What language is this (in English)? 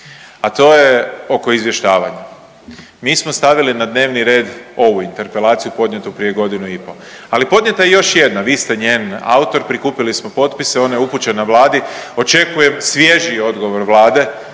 Croatian